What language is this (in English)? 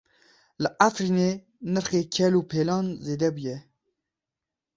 Kurdish